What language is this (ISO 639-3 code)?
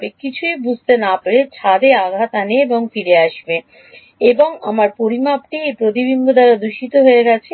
ben